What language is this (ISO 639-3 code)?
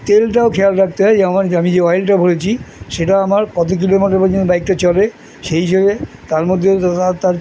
ben